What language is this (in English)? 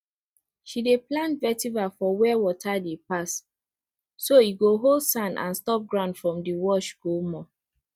Nigerian Pidgin